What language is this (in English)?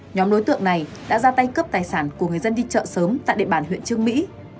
Vietnamese